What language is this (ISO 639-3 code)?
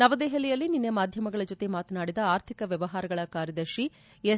kan